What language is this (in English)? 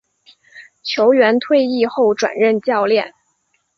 Chinese